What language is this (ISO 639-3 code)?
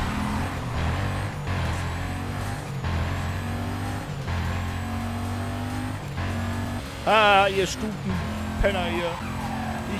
deu